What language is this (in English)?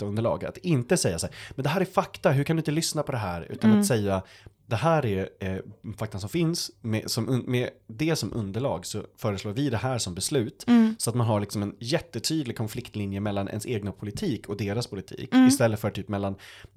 Swedish